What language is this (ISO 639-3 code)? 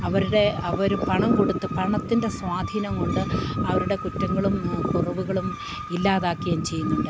mal